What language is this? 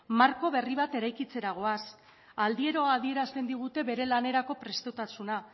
Basque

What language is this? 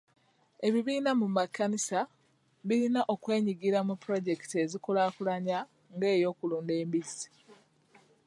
Ganda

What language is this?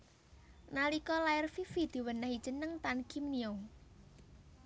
Javanese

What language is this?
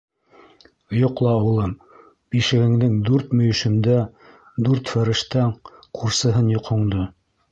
Bashkir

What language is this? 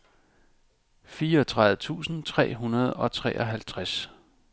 Danish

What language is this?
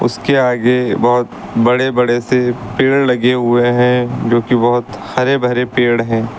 Hindi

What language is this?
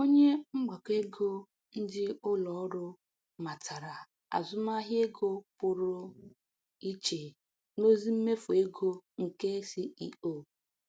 Igbo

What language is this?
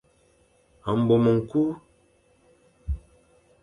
Fang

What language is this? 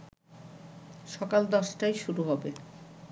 Bangla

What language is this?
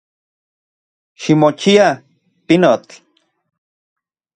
Central Puebla Nahuatl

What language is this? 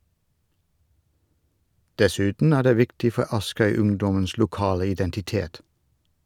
Norwegian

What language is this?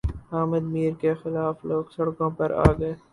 Urdu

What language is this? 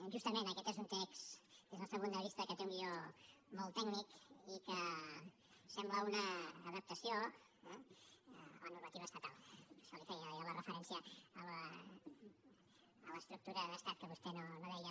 Catalan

